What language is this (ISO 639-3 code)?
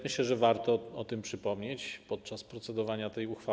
pol